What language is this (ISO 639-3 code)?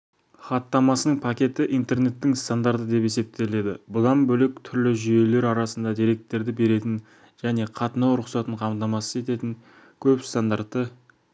kaz